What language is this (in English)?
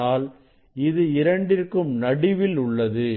Tamil